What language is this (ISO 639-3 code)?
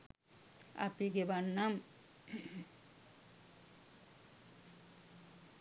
sin